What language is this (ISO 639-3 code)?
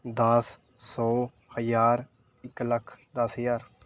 pan